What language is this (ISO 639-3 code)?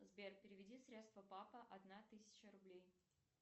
rus